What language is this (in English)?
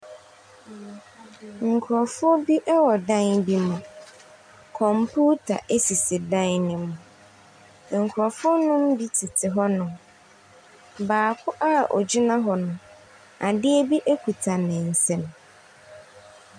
Akan